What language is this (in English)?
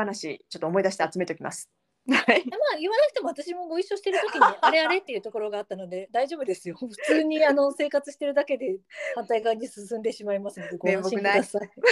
Japanese